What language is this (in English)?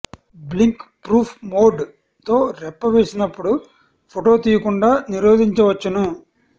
Telugu